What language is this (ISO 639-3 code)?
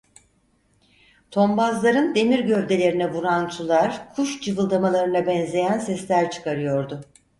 tur